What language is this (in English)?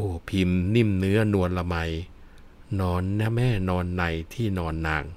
Thai